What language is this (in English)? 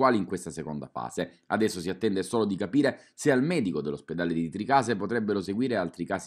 Italian